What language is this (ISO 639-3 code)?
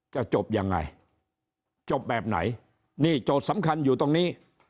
tha